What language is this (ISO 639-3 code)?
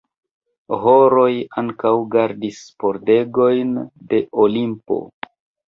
epo